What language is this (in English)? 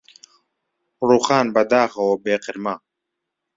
Central Kurdish